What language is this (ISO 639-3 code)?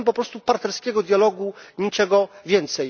pol